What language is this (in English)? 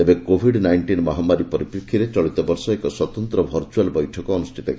Odia